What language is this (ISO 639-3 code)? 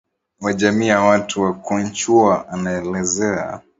swa